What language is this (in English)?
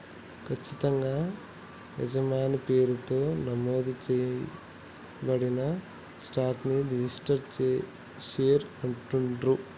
Telugu